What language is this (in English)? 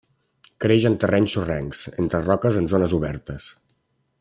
Catalan